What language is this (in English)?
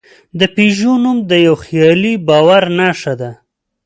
Pashto